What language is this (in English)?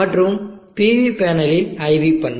Tamil